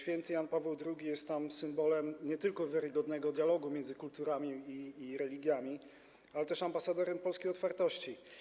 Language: Polish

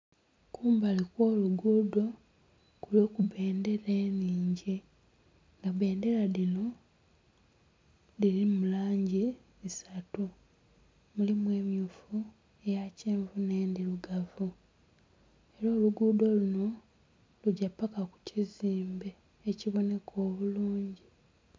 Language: Soga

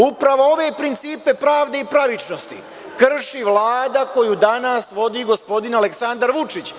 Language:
Serbian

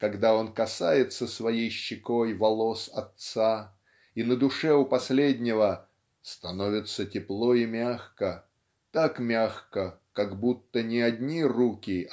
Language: Russian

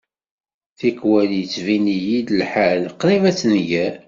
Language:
Kabyle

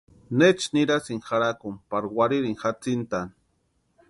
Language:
Western Highland Purepecha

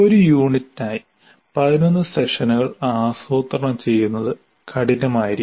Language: Malayalam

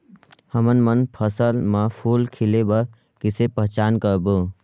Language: Chhattisgarhi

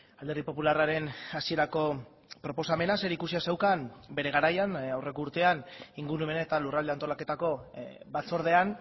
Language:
Basque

